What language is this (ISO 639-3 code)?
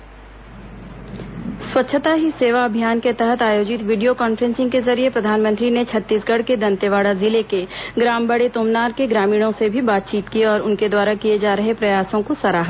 hin